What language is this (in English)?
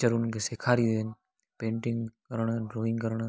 Sindhi